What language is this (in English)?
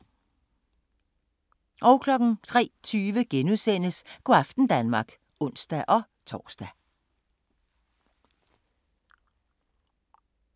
Danish